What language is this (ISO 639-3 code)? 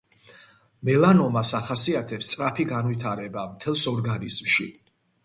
kat